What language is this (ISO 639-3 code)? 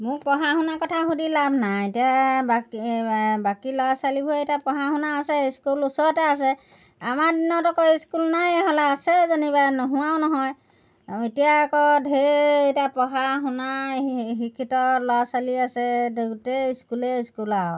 asm